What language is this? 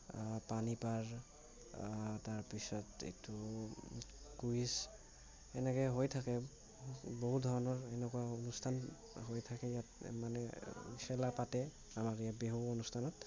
Assamese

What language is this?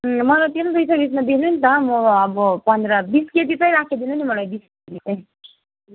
Nepali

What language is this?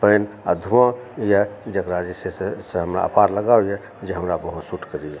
Maithili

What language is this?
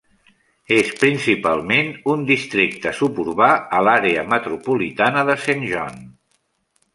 Catalan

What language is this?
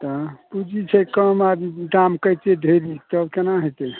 Maithili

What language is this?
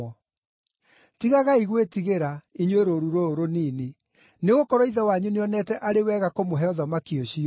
Kikuyu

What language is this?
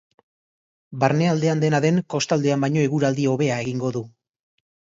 Basque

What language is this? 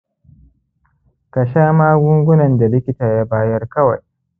Hausa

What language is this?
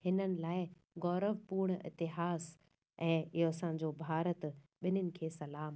Sindhi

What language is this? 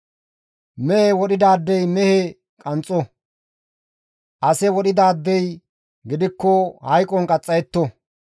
Gamo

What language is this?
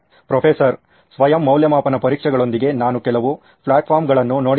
Kannada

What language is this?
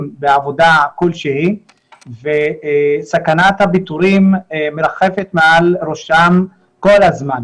Hebrew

